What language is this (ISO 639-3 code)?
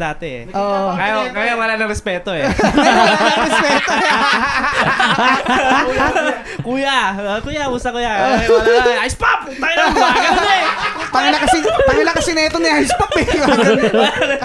fil